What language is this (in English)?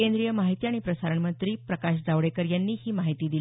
Marathi